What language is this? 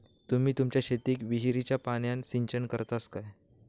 Marathi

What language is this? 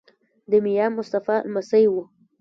Pashto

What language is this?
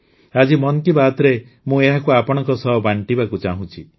Odia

